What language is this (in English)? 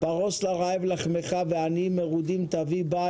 Hebrew